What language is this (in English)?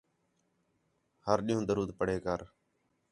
Khetrani